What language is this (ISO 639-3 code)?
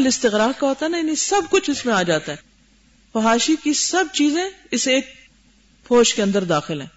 urd